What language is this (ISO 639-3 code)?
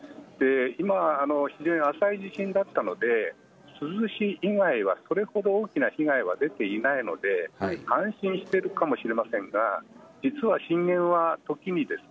jpn